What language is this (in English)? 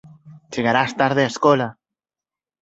Galician